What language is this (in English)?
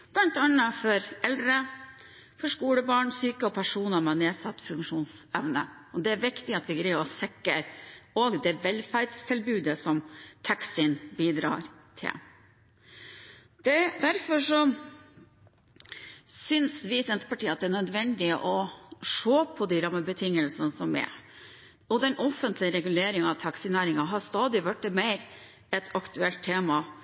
Norwegian Bokmål